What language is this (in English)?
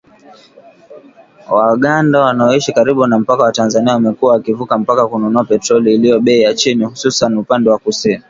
Swahili